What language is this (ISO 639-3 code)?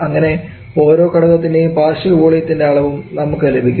mal